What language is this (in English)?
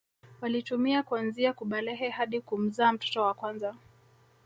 Swahili